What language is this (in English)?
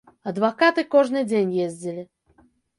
Belarusian